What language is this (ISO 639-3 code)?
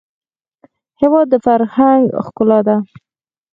pus